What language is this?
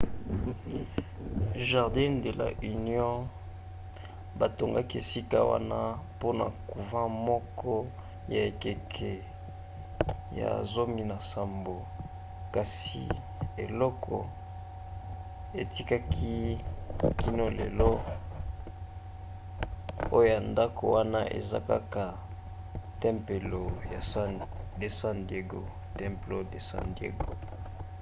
Lingala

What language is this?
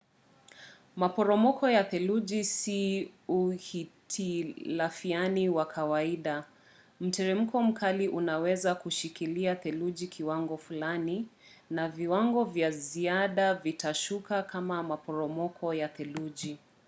Swahili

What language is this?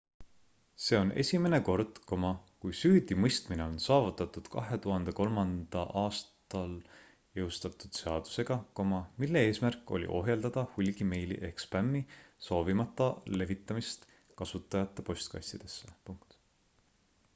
Estonian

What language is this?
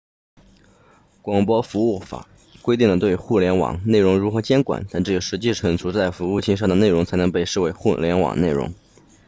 Chinese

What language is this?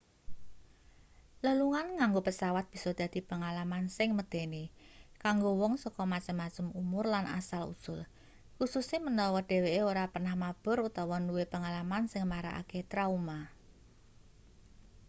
Javanese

